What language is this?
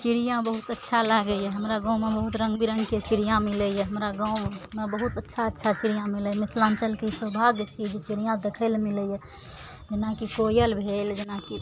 Maithili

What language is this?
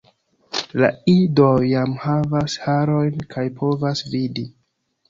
Esperanto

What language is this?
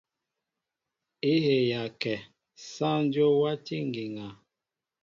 Mbo (Cameroon)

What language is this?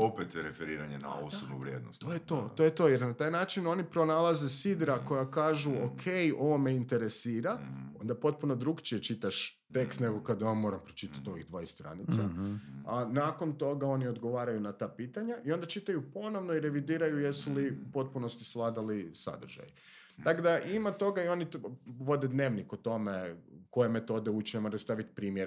Croatian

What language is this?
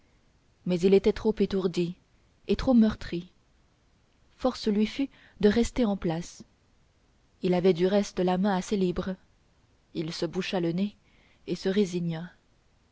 French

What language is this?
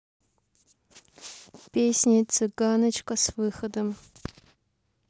Russian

